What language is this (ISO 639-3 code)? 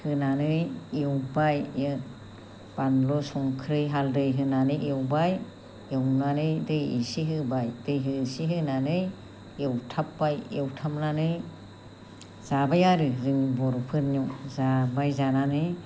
brx